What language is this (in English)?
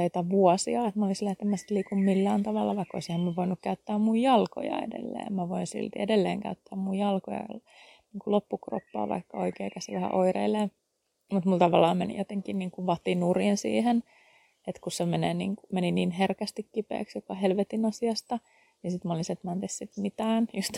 Finnish